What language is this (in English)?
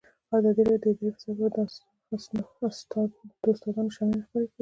Pashto